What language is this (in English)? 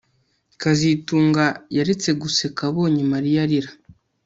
Kinyarwanda